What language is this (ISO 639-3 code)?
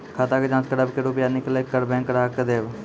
mai